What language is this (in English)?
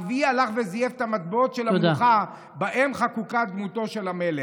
Hebrew